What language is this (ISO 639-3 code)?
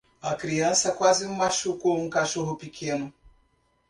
por